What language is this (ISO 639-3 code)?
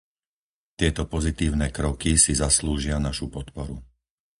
slk